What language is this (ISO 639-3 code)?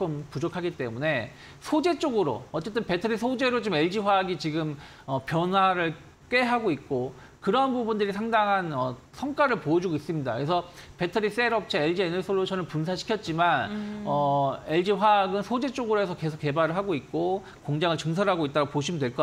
kor